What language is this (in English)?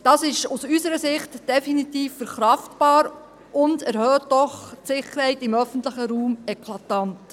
Swiss German